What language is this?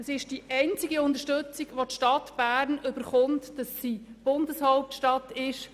Swiss German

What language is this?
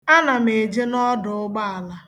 Igbo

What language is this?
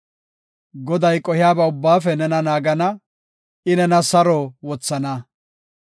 Gofa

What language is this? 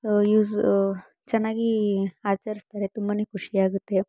Kannada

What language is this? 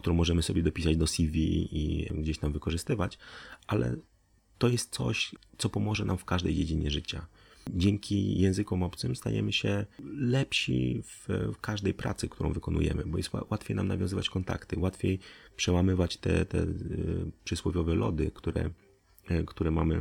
Polish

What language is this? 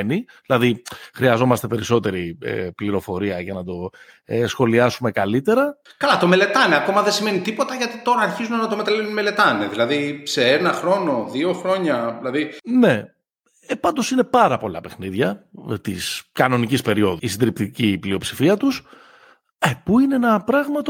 Greek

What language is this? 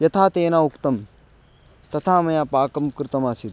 Sanskrit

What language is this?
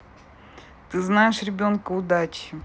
Russian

